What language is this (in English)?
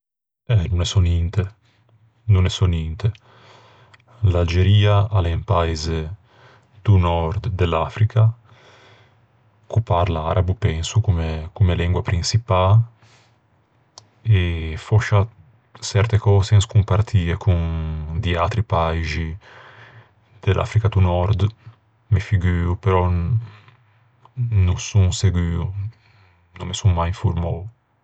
Ligurian